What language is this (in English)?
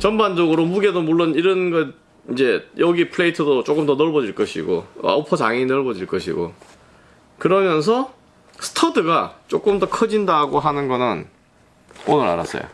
Korean